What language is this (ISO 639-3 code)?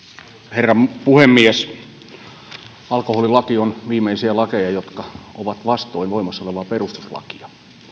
fin